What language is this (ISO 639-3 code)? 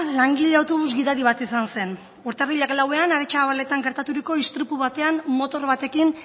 eus